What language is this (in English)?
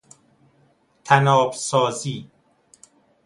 Persian